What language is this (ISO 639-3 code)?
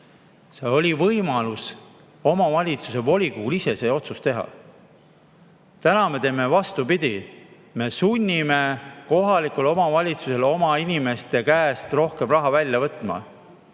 est